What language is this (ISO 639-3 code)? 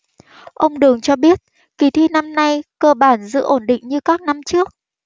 vie